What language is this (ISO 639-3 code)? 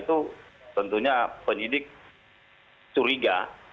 ind